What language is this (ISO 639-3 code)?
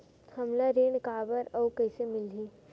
hne